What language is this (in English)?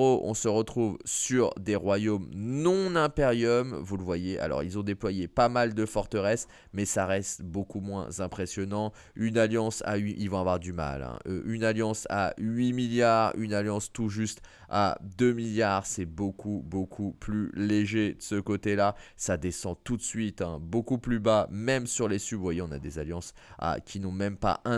French